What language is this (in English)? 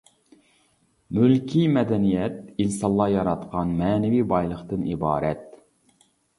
Uyghur